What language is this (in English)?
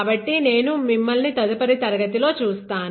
Telugu